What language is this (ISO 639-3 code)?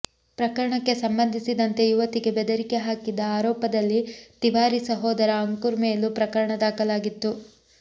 kan